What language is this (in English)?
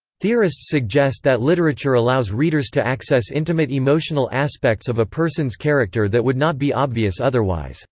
English